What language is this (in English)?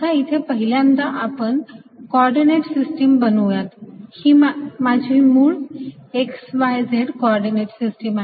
Marathi